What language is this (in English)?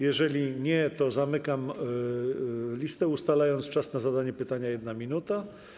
Polish